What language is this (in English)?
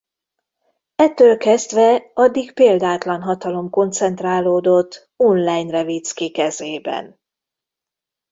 Hungarian